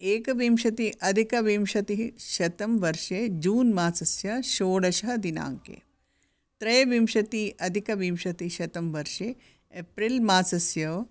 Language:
Sanskrit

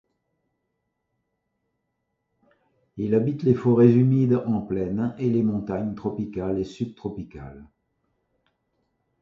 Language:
French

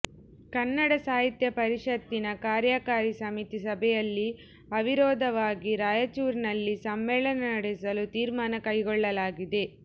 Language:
Kannada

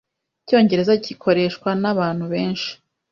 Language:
Kinyarwanda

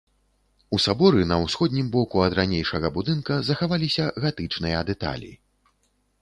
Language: Belarusian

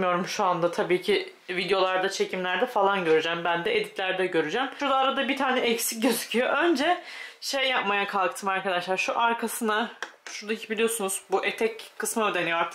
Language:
Turkish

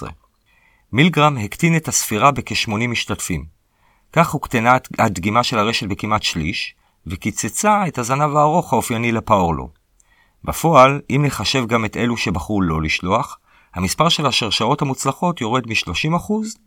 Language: Hebrew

